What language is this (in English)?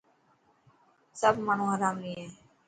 Dhatki